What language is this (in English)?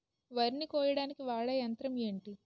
Telugu